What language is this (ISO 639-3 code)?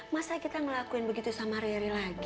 ind